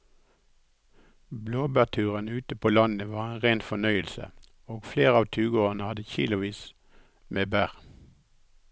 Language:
Norwegian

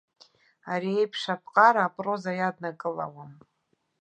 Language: Abkhazian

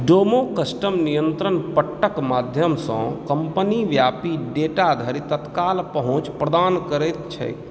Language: Maithili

